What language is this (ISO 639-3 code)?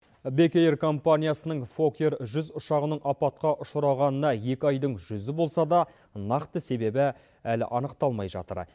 kaz